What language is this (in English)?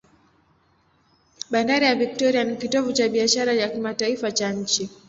Swahili